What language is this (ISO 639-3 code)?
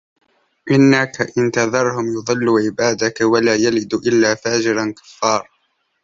ara